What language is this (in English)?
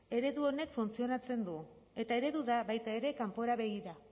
Basque